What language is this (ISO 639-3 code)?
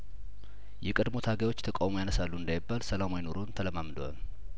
amh